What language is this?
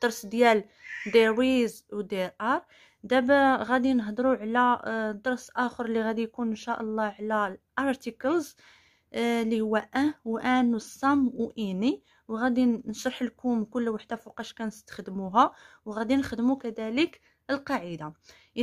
Arabic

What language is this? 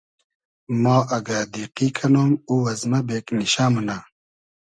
Hazaragi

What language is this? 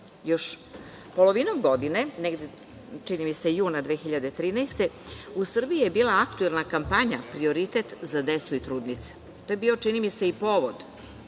Serbian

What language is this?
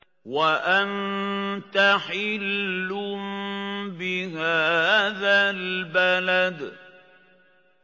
Arabic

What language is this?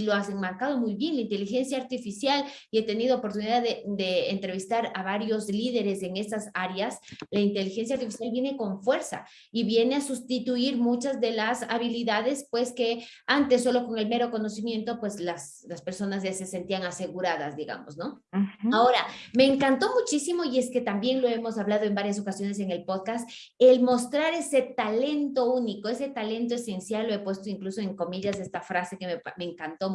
Spanish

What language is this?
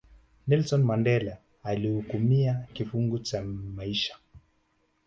Swahili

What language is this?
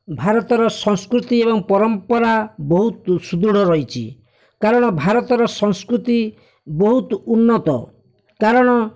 Odia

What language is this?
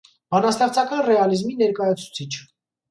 Armenian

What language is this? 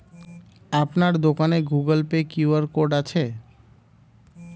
Bangla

